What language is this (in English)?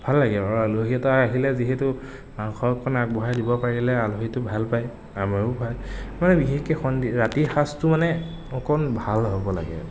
Assamese